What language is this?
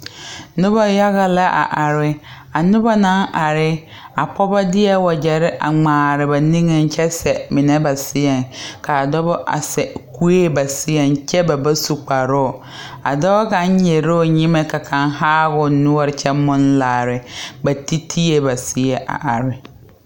Southern Dagaare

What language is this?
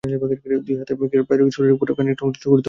Bangla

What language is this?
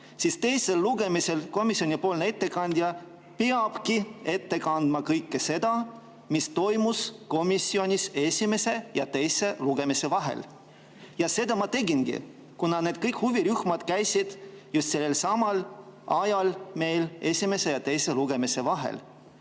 Estonian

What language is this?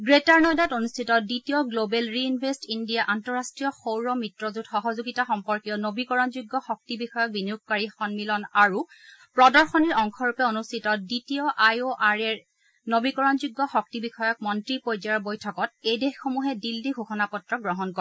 Assamese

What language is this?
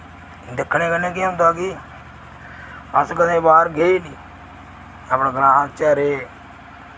Dogri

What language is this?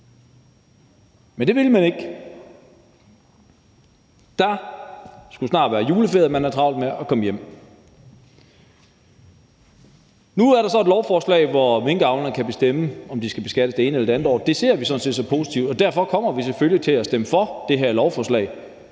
Danish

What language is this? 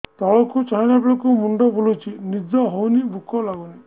Odia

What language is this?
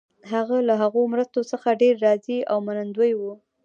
Pashto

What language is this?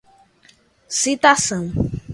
Portuguese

